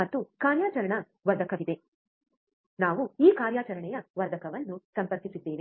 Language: Kannada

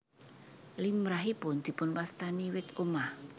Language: Javanese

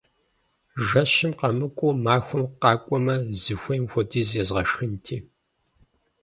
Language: Kabardian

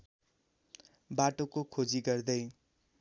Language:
Nepali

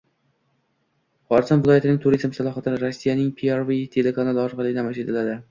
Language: Uzbek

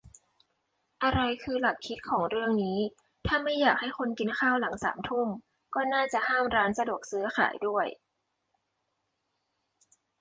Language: Thai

